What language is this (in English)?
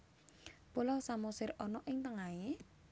Javanese